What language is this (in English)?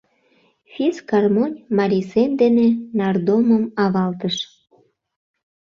Mari